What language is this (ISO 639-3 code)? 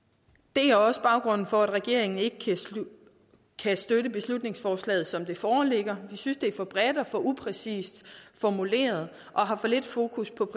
dan